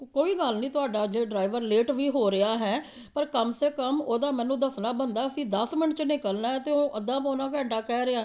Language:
Punjabi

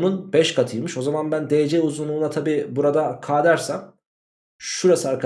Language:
Turkish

